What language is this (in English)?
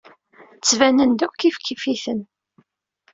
Kabyle